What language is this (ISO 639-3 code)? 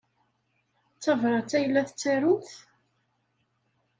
kab